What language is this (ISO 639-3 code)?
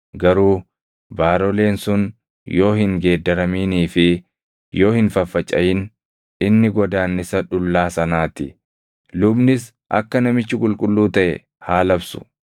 orm